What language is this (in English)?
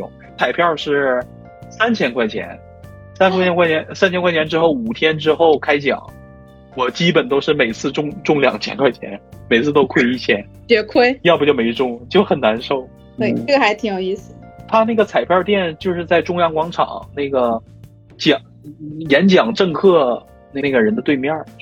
Chinese